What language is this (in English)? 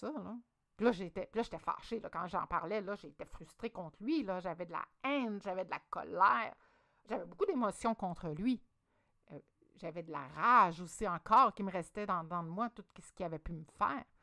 French